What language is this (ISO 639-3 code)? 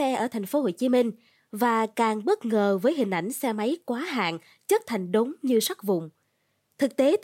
vie